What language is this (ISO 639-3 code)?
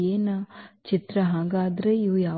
kan